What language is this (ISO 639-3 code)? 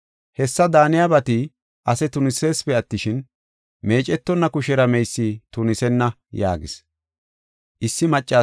gof